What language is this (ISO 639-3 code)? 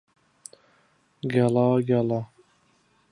ckb